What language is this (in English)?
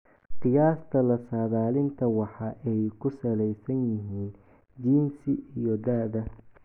Somali